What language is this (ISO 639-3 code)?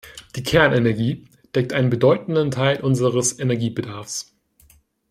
deu